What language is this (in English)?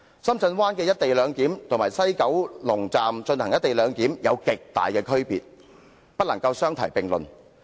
Cantonese